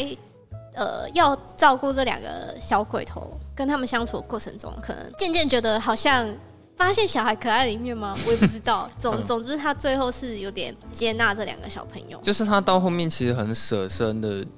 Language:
Chinese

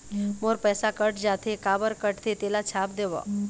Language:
Chhattisgarhi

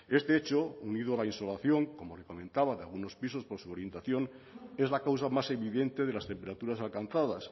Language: Spanish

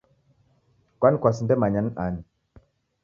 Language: Taita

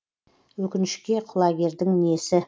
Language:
Kazakh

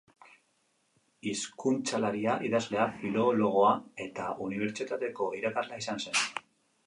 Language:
Basque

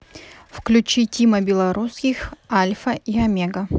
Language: Russian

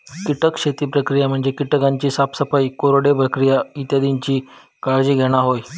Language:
Marathi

